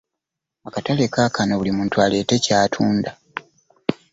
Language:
Ganda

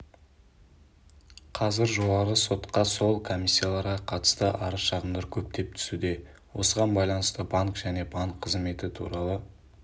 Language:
Kazakh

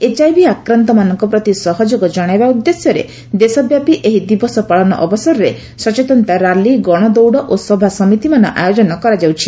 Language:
Odia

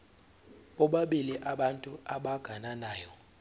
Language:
Zulu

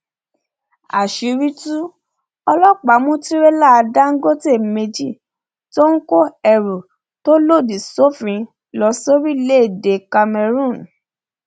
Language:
Yoruba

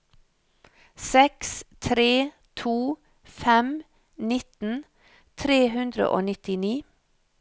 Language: Norwegian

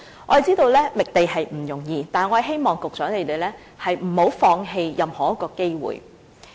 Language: Cantonese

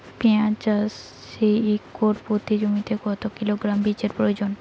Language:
Bangla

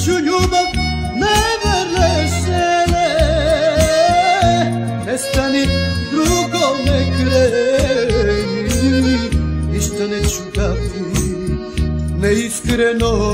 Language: Romanian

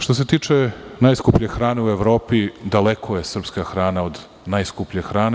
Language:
Serbian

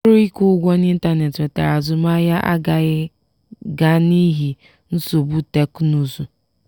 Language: Igbo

